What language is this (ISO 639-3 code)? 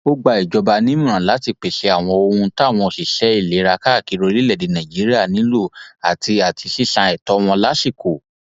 yor